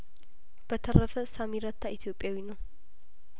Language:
Amharic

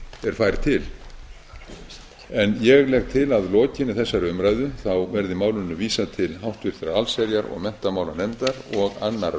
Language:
Icelandic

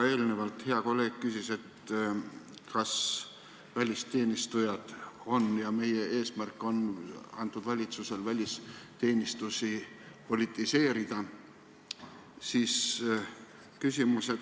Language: Estonian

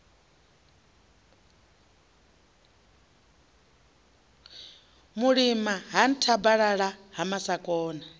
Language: Venda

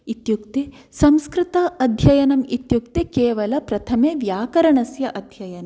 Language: Sanskrit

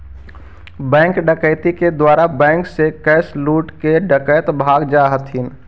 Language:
Magahi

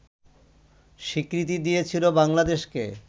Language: Bangla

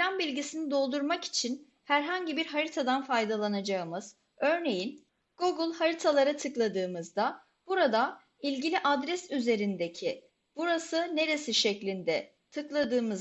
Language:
Turkish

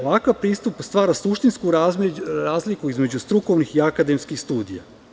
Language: Serbian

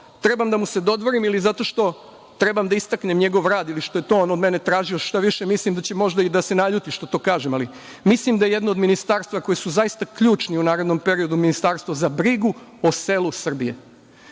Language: Serbian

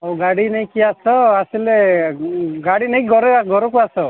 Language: Odia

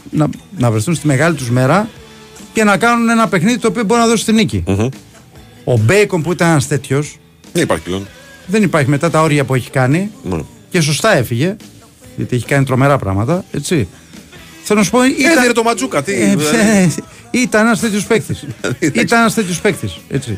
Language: Greek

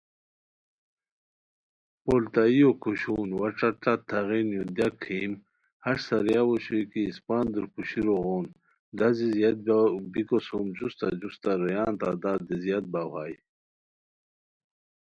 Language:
Khowar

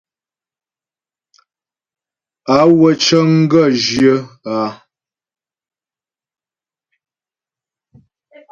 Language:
Ghomala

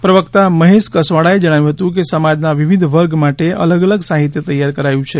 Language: Gujarati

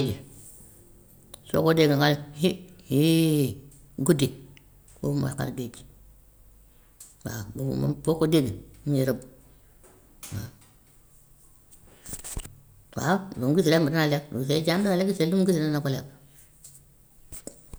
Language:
Gambian Wolof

